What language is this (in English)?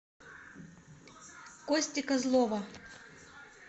Russian